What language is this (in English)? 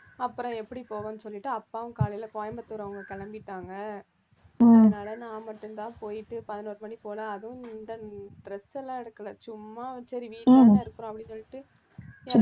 Tamil